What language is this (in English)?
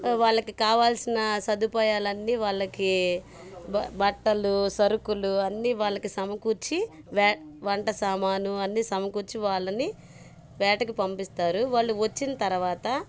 Telugu